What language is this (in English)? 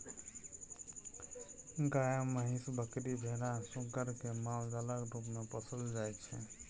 Maithili